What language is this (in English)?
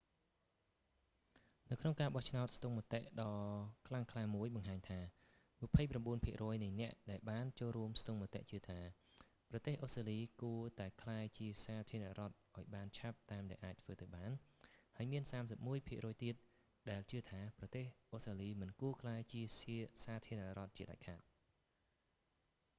Khmer